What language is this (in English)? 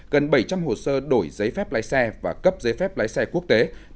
Vietnamese